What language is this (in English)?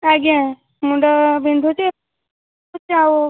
Odia